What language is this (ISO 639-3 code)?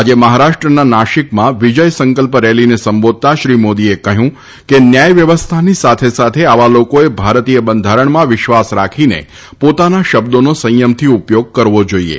guj